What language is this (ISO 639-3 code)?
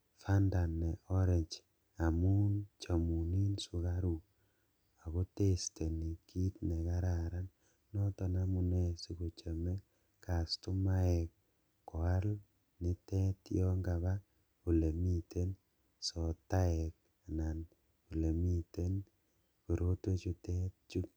kln